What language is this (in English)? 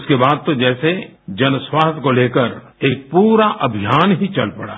Hindi